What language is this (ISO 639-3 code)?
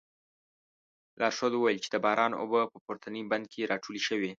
pus